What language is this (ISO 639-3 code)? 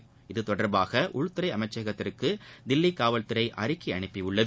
tam